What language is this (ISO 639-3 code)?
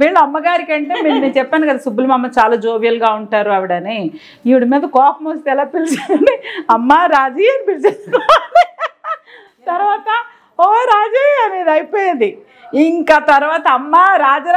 tel